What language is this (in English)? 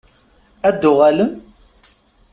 Kabyle